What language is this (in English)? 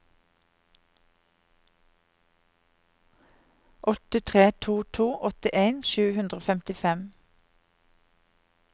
Norwegian